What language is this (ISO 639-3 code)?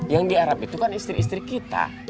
ind